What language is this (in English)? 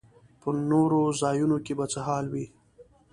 Pashto